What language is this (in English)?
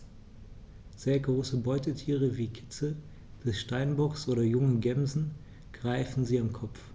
German